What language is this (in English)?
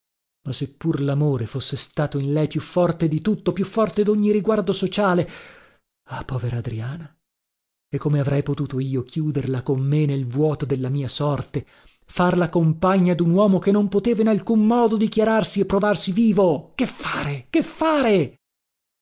Italian